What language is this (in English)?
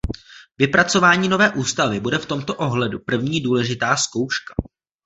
Czech